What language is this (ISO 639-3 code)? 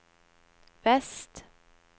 nor